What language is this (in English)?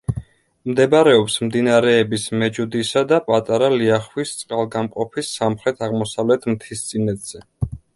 Georgian